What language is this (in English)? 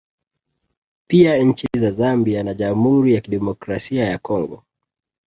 Swahili